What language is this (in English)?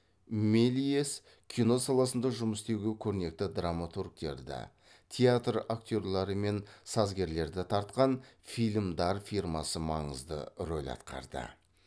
Kazakh